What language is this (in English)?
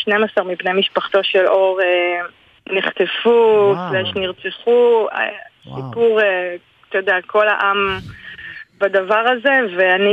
Hebrew